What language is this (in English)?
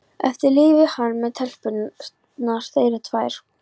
Icelandic